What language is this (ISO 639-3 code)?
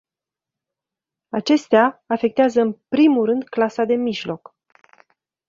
ron